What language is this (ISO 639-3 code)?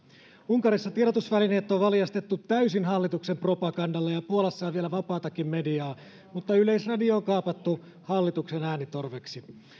fin